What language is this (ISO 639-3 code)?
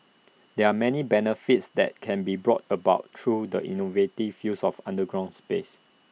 eng